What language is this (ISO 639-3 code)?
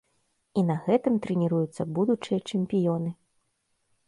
bel